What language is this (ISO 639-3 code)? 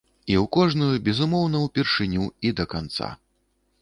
bel